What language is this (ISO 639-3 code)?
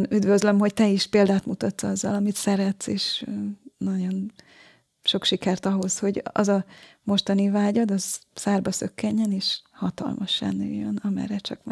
hun